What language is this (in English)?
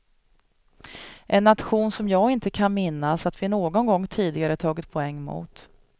Swedish